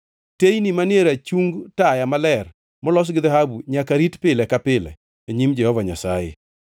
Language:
Luo (Kenya and Tanzania)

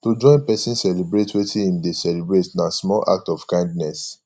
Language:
Nigerian Pidgin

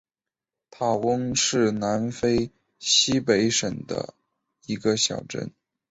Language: Chinese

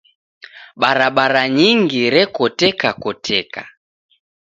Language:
Taita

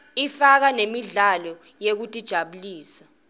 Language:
Swati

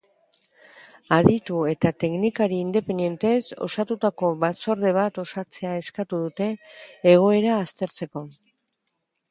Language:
Basque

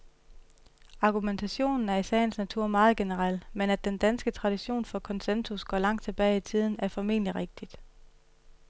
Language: Danish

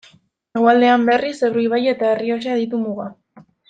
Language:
Basque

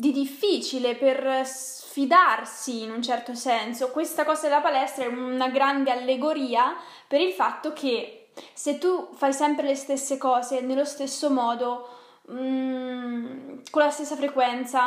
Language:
Italian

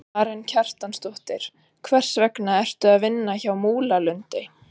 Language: Icelandic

